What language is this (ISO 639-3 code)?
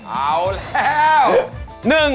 tha